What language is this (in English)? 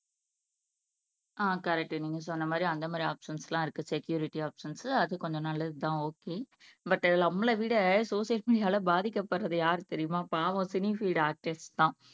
Tamil